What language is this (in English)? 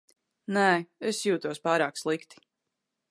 Latvian